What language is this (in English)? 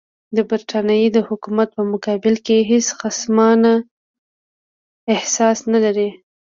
Pashto